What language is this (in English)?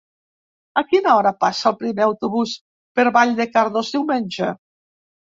Catalan